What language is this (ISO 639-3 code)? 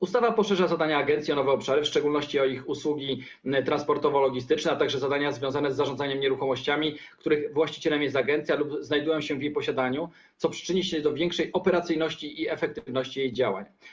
pol